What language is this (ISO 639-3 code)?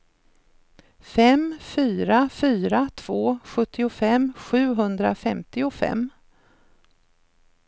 swe